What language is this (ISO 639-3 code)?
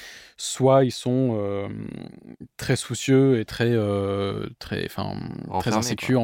fra